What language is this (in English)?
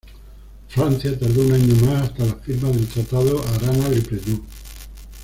Spanish